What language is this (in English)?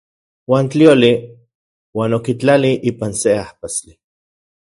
Central Puebla Nahuatl